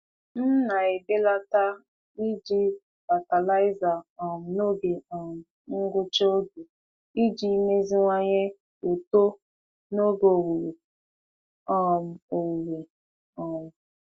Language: Igbo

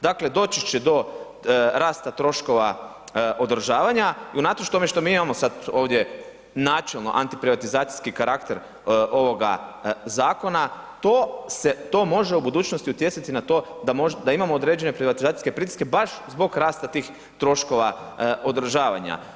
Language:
Croatian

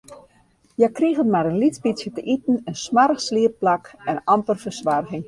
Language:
Western Frisian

